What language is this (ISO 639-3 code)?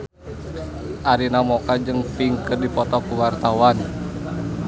sun